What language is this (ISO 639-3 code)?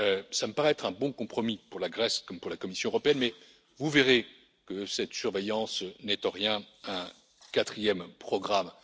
fra